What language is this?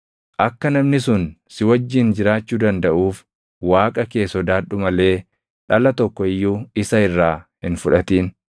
Oromo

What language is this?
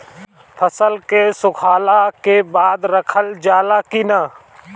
Bhojpuri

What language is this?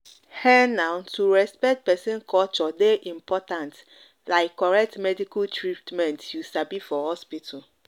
Nigerian Pidgin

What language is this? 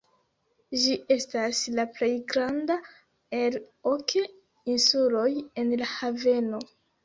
Esperanto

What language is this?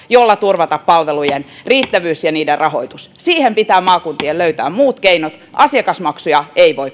Finnish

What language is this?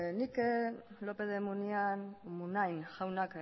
Basque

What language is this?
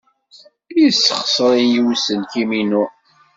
Kabyle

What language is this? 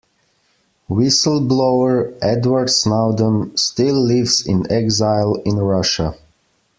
English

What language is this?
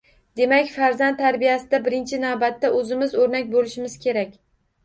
Uzbek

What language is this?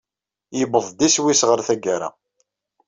Kabyle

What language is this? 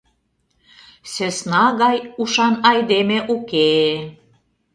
Mari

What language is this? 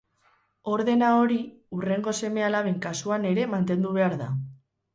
Basque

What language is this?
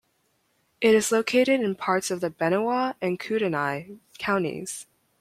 English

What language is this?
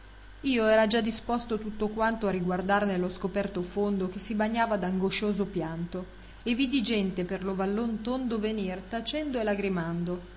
Italian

